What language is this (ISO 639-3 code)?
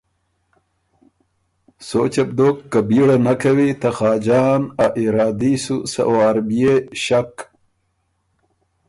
oru